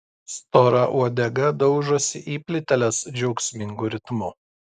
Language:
Lithuanian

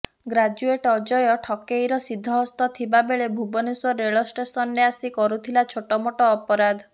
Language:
Odia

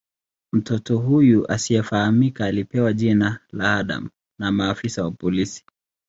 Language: Swahili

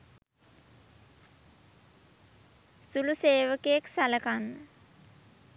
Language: Sinhala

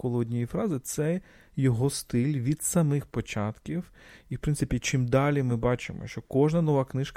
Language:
Ukrainian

